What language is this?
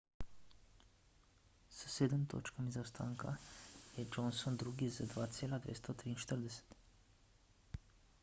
Slovenian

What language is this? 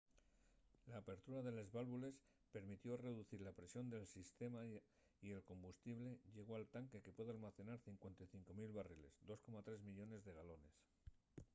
Asturian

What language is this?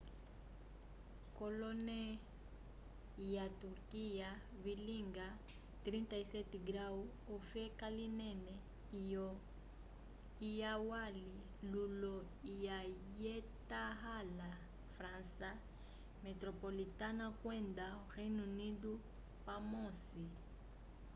Umbundu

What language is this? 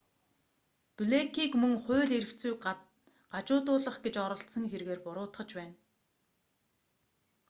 Mongolian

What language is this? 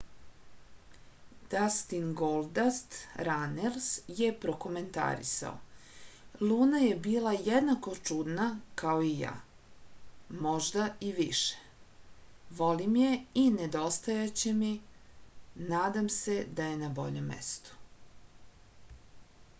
Serbian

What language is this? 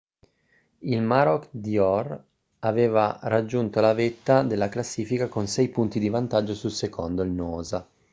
Italian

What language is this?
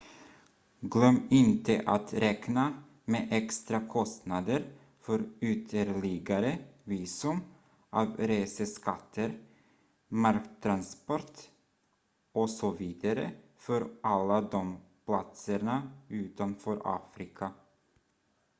Swedish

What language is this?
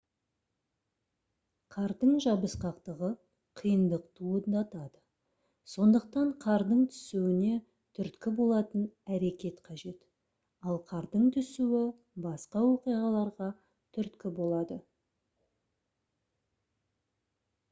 Kazakh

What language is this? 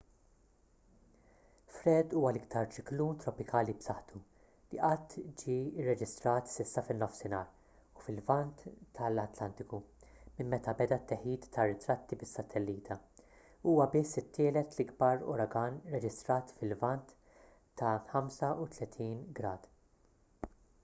Maltese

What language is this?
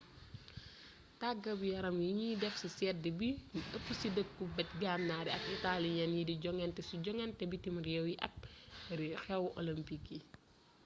Wolof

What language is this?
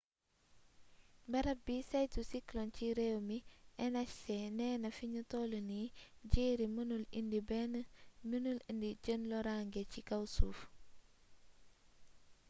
Wolof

